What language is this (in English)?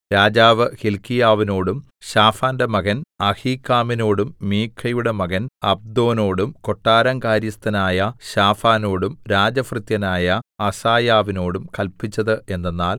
Malayalam